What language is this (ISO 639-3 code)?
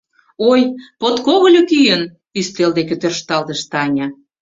chm